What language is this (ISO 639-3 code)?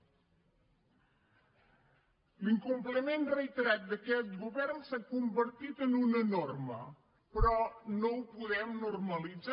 cat